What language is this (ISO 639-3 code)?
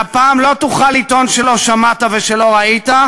heb